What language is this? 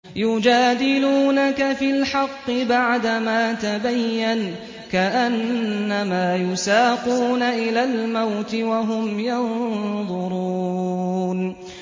Arabic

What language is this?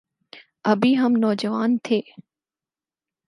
Urdu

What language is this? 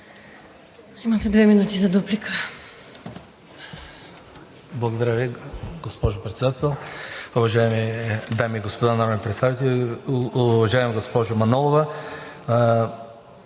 Bulgarian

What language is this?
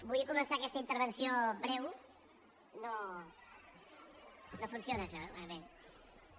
Catalan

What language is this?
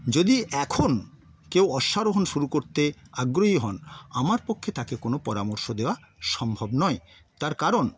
Bangla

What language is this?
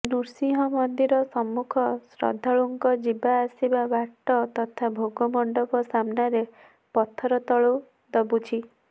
Odia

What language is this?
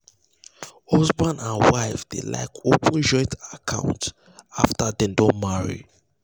Nigerian Pidgin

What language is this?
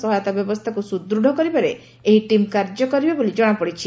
Odia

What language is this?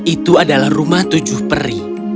Indonesian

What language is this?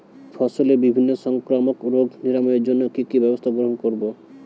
Bangla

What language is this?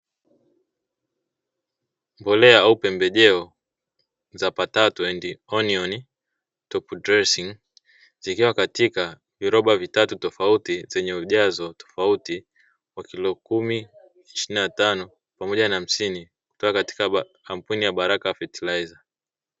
Swahili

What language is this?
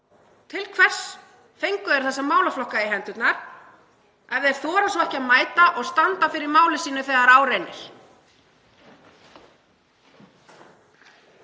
Icelandic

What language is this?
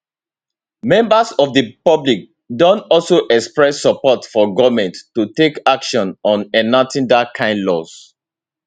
Nigerian Pidgin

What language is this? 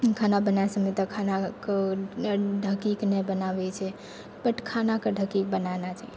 Maithili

